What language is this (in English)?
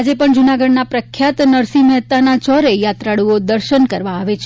Gujarati